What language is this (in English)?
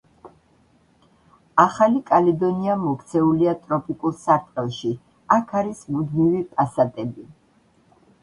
Georgian